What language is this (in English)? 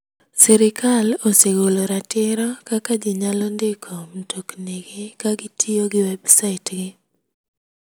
Luo (Kenya and Tanzania)